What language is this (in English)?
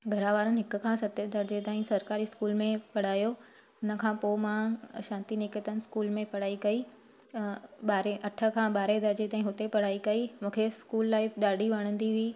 Sindhi